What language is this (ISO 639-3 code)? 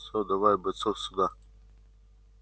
rus